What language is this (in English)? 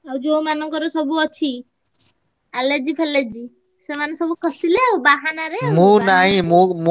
Odia